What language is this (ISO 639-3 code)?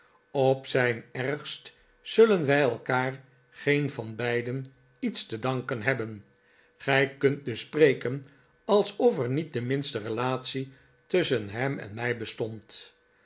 nld